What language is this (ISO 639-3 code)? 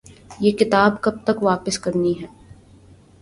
urd